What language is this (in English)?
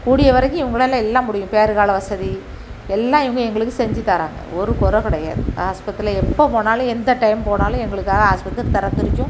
Tamil